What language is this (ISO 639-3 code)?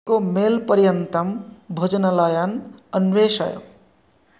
san